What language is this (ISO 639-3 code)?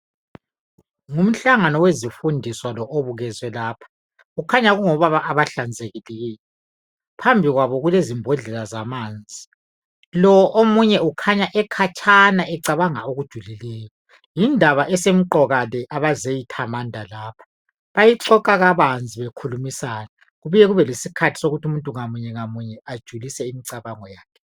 nde